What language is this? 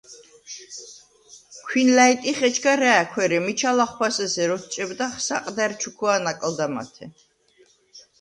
Svan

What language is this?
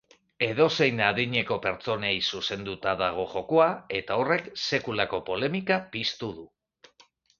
Basque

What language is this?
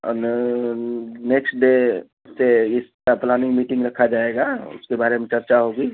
Urdu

